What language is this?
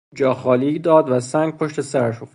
Persian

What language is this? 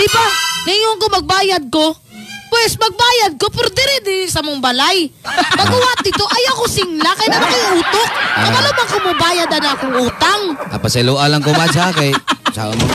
Filipino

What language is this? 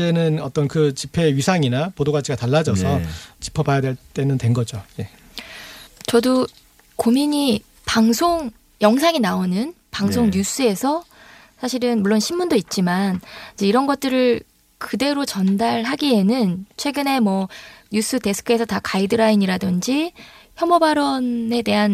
Korean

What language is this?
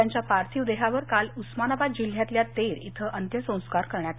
Marathi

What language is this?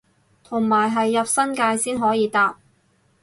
Cantonese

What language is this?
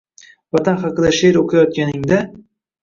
Uzbek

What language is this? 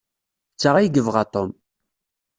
Kabyle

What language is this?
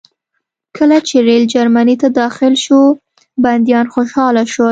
Pashto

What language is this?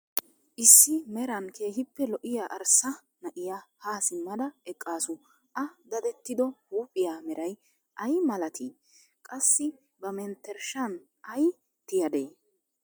Wolaytta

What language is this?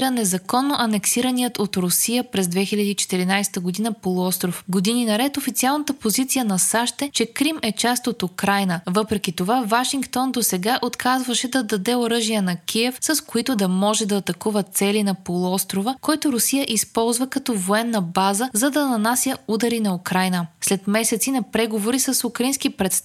Bulgarian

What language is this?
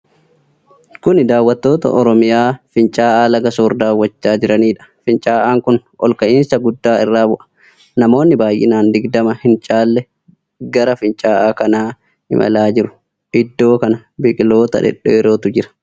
Oromo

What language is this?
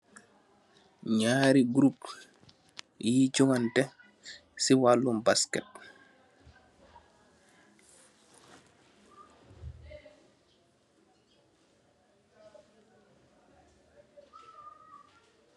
Wolof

